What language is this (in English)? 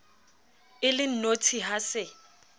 Southern Sotho